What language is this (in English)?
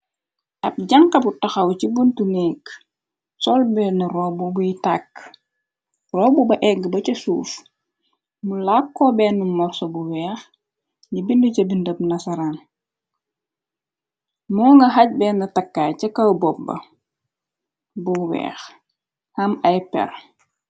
Wolof